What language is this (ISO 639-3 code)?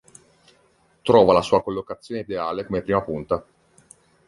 ita